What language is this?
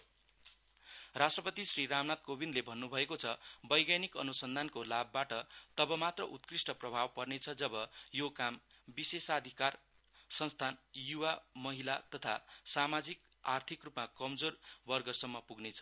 Nepali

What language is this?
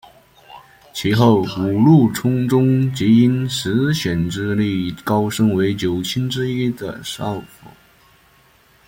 Chinese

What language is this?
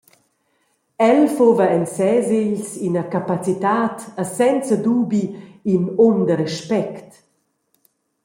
Romansh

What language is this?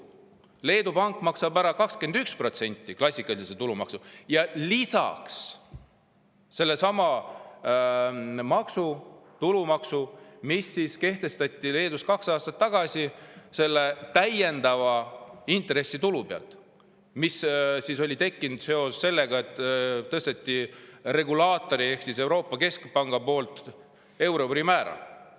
Estonian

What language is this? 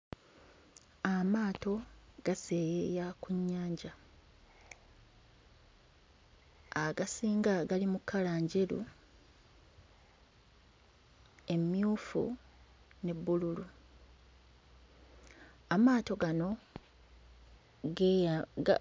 Ganda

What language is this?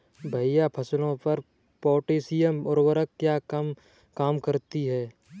Hindi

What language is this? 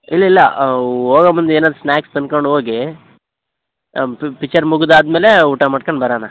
Kannada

